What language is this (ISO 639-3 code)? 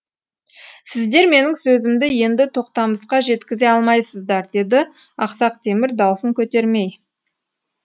kaz